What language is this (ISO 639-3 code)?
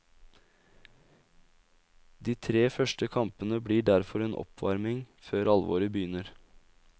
nor